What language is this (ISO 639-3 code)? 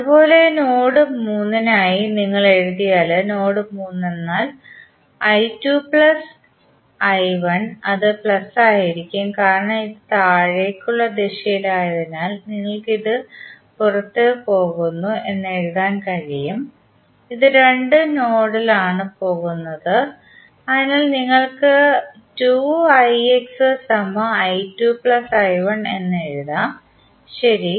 mal